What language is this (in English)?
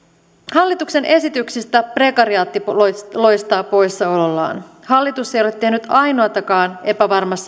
Finnish